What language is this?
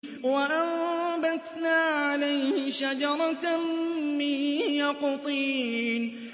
Arabic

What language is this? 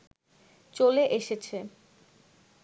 Bangla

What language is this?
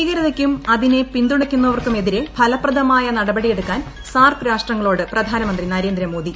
Malayalam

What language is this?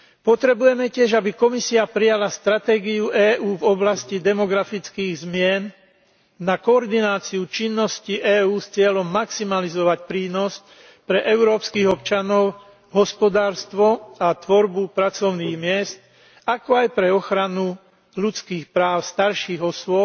Slovak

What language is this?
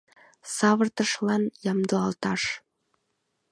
Mari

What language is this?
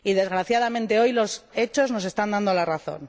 Spanish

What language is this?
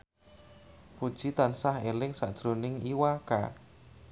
Javanese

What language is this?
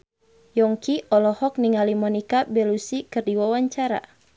Sundanese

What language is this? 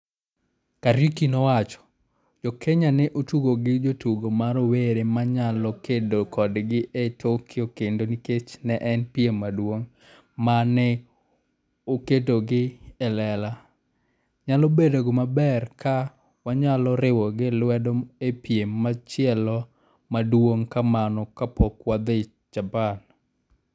Luo (Kenya and Tanzania)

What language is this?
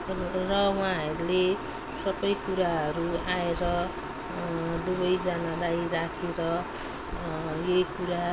Nepali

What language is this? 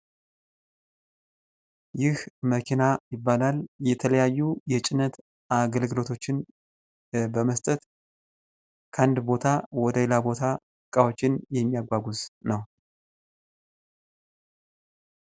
Amharic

